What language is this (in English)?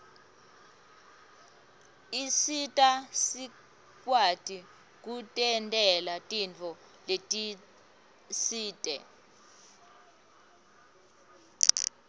Swati